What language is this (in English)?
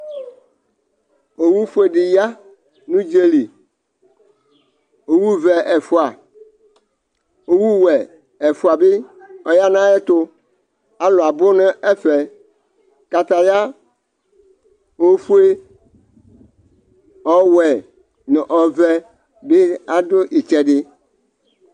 Ikposo